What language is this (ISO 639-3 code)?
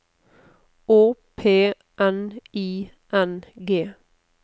nor